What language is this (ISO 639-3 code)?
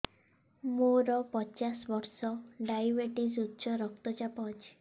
ori